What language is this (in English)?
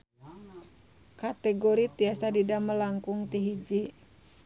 Sundanese